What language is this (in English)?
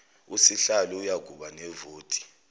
Zulu